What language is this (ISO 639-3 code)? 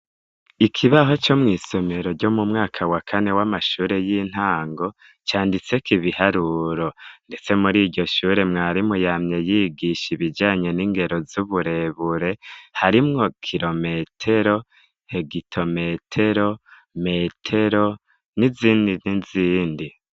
run